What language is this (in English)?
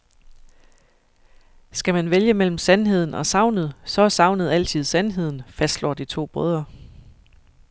Danish